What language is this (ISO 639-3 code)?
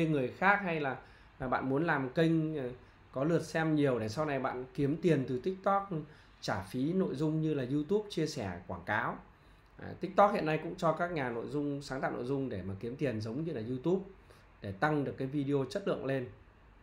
vie